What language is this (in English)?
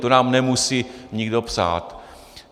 Czech